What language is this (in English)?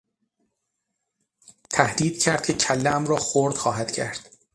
Persian